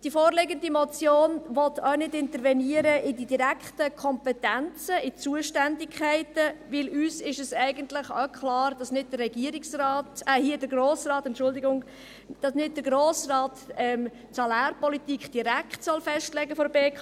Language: Swiss German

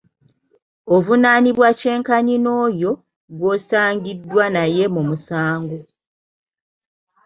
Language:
Ganda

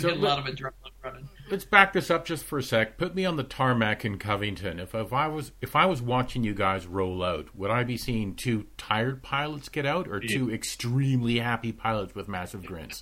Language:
English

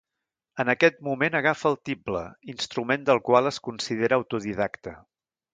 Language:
Catalan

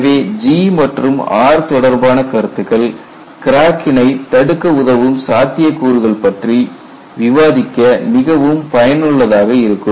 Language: Tamil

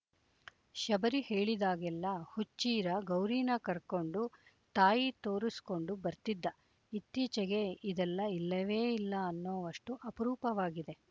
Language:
Kannada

